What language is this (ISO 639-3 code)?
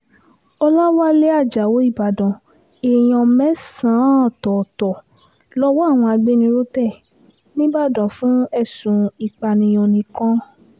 yor